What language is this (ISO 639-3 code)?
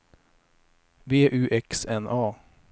swe